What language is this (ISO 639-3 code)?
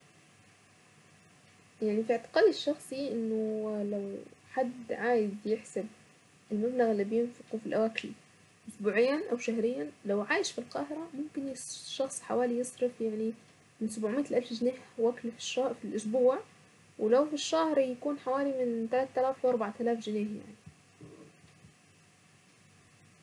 aec